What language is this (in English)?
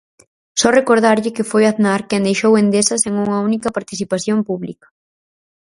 Galician